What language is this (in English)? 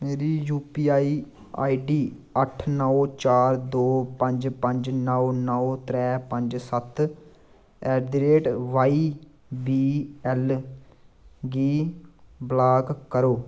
Dogri